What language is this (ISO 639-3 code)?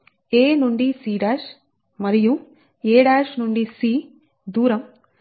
tel